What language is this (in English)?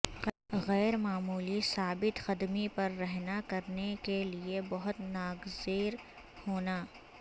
Urdu